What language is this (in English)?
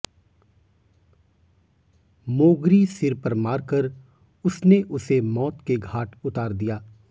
Hindi